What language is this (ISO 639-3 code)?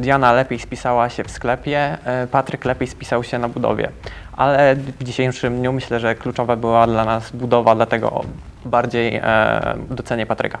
pol